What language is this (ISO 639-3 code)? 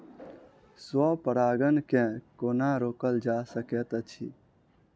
mai